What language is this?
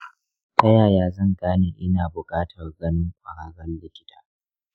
Hausa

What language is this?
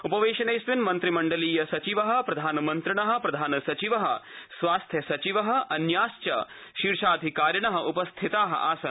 Sanskrit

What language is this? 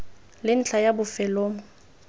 Tswana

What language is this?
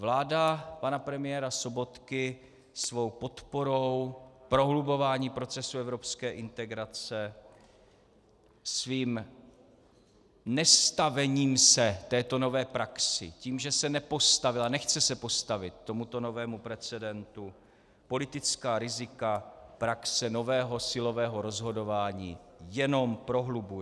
Czech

